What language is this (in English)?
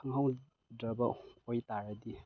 Manipuri